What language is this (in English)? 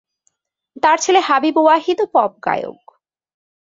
Bangla